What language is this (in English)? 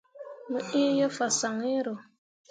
Mundang